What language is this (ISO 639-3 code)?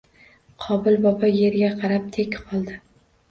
uzb